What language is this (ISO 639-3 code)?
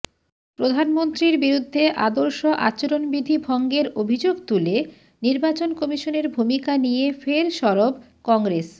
ben